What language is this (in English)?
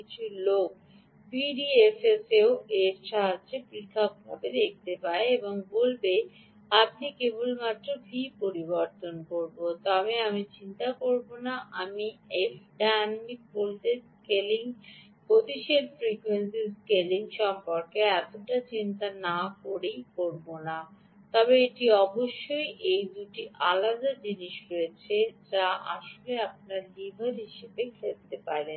Bangla